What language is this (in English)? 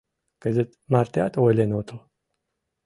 Mari